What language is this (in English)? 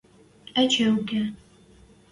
Western Mari